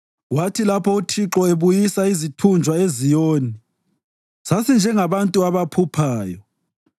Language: North Ndebele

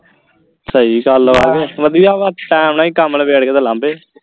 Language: Punjabi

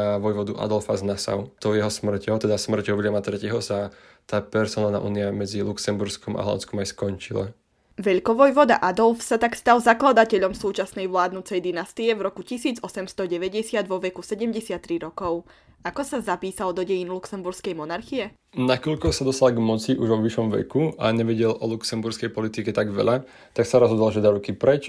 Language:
Slovak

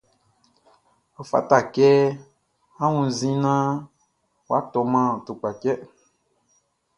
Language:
Baoulé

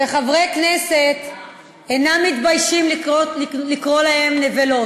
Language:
Hebrew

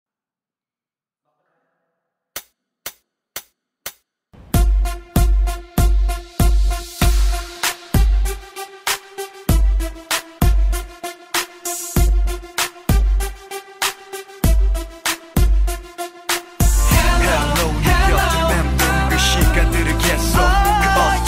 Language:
Polish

